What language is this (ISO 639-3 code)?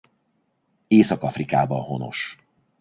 hun